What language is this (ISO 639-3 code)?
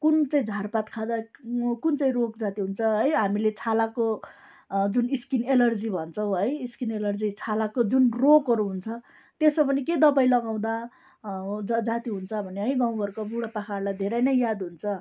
nep